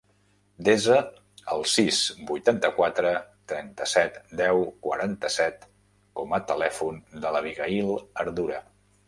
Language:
Catalan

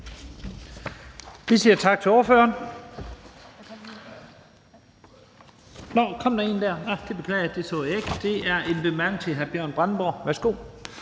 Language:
Danish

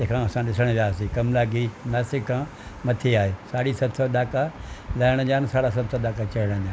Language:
Sindhi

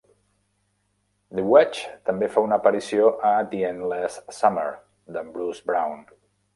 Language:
Catalan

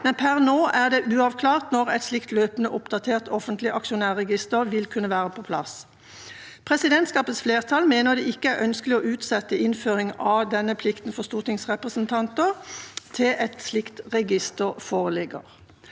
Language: Norwegian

